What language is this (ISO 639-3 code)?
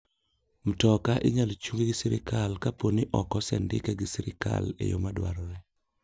luo